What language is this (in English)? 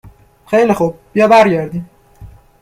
Persian